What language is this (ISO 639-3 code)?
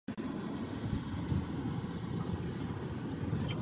ces